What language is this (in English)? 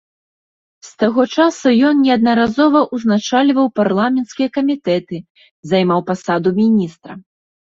Belarusian